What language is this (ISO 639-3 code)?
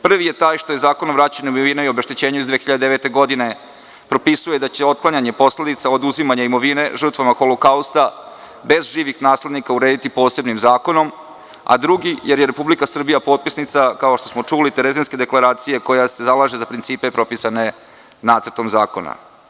srp